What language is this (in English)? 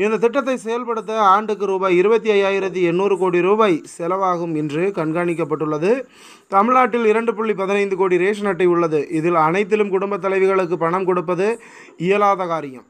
Arabic